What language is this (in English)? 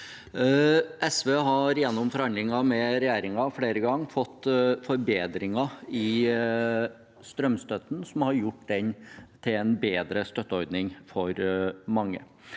Norwegian